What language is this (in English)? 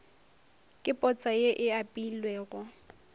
Northern Sotho